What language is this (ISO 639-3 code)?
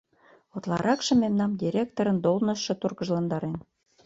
chm